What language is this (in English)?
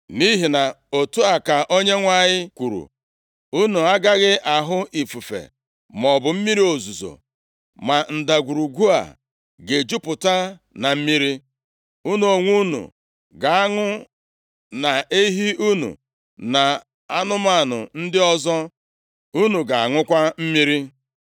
Igbo